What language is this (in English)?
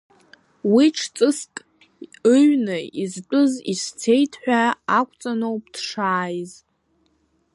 Abkhazian